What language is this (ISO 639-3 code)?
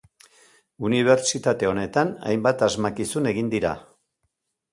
eus